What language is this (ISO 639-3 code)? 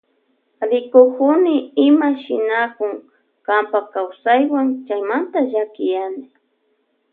qvj